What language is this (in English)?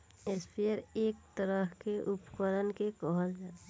Bhojpuri